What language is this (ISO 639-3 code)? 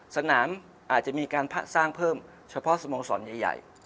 tha